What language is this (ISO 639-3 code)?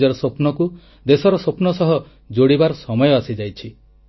ori